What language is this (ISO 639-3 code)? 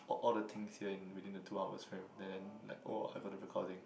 eng